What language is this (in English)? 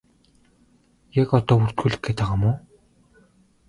Mongolian